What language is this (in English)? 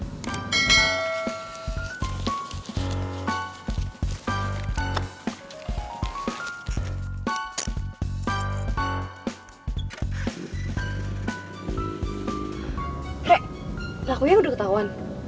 Indonesian